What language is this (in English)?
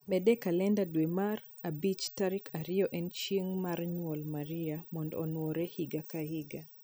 Luo (Kenya and Tanzania)